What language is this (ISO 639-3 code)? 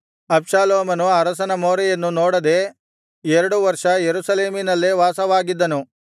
kan